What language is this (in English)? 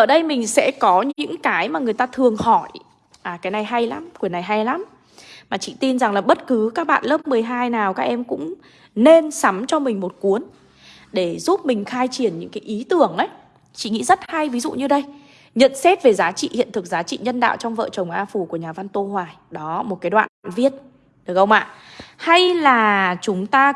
Vietnamese